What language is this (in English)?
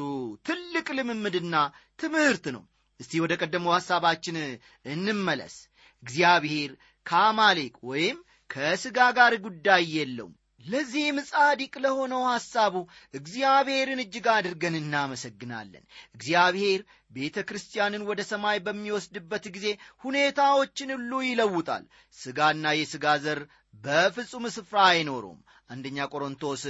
Amharic